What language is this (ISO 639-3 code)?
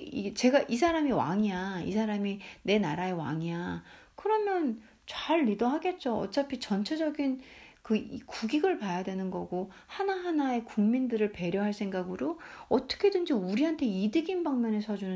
kor